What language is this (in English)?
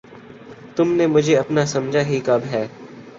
Urdu